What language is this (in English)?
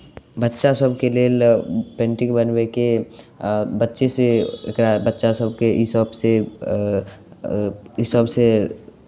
Maithili